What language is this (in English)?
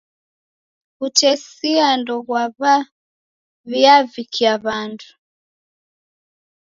Taita